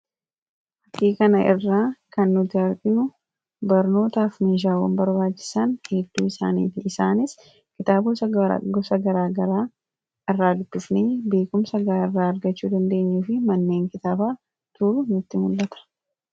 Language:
Oromo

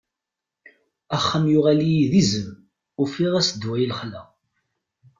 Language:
Kabyle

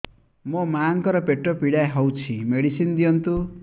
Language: Odia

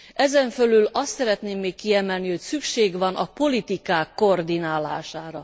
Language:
Hungarian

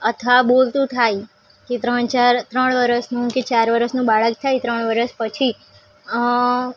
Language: Gujarati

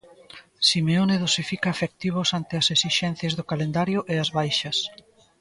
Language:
Galician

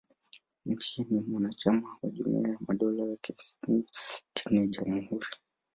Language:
Swahili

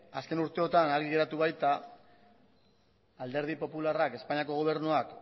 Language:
Basque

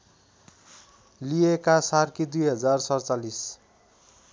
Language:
Nepali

